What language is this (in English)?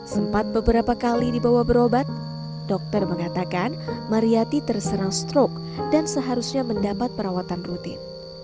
Indonesian